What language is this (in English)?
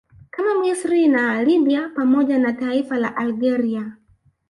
Swahili